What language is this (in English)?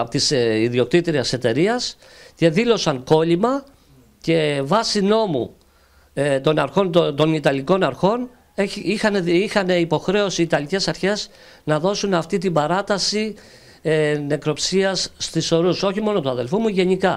Greek